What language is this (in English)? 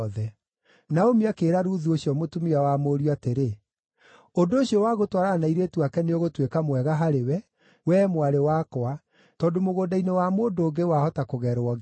Kikuyu